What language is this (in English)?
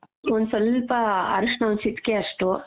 Kannada